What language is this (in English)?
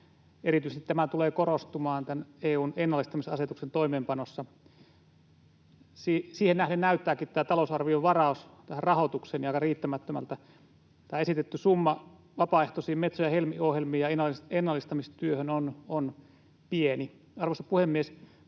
Finnish